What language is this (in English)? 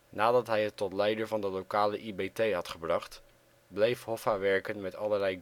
Dutch